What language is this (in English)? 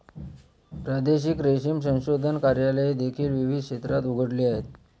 Marathi